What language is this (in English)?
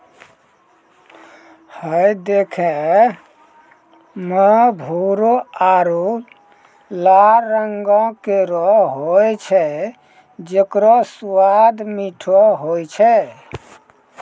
Maithili